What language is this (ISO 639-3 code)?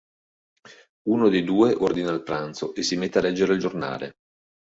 ita